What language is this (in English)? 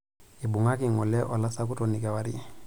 Masai